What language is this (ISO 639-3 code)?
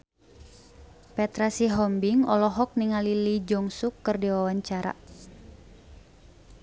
sun